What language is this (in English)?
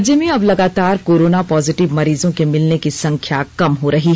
Hindi